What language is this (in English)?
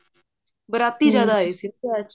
Punjabi